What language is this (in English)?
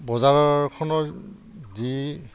Assamese